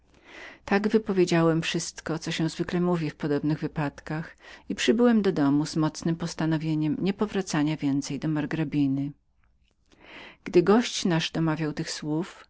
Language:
Polish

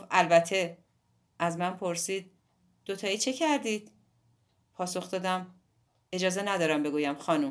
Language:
Persian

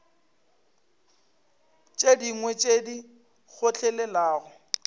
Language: Northern Sotho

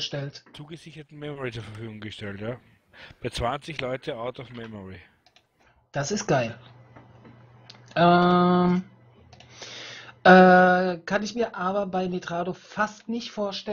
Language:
German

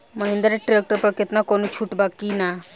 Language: Bhojpuri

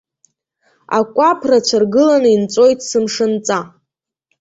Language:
Abkhazian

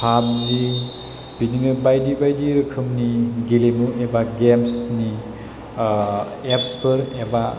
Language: Bodo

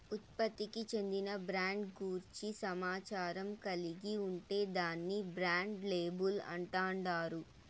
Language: Telugu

